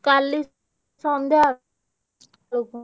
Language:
Odia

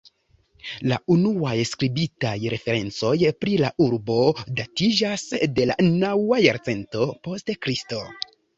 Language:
Esperanto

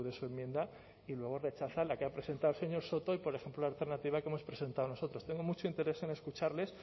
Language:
Spanish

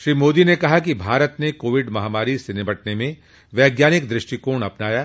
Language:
Hindi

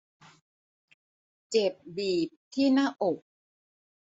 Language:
Thai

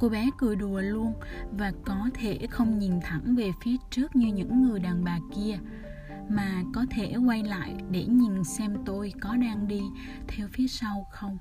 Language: Vietnamese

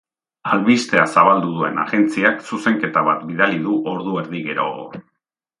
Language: Basque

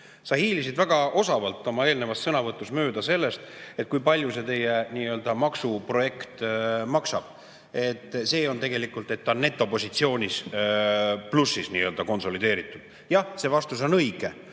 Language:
Estonian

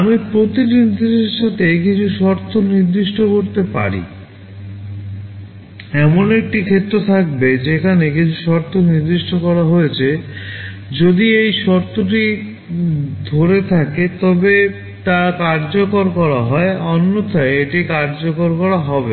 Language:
Bangla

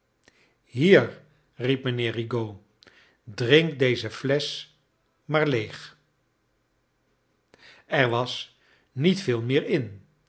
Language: Dutch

